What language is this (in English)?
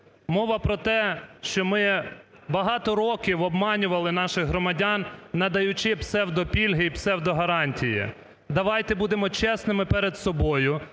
Ukrainian